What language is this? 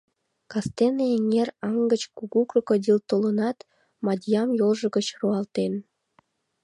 Mari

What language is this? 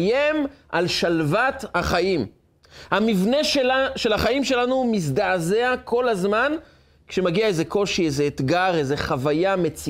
Hebrew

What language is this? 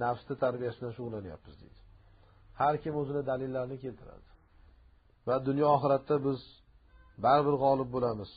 Turkish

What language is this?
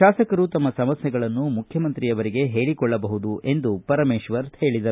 Kannada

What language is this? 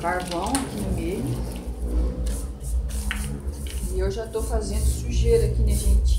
Portuguese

